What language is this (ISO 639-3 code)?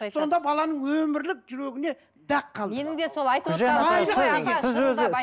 kaz